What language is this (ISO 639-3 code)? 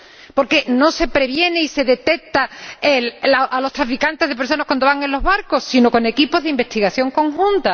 spa